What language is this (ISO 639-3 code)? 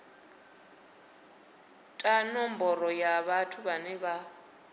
ven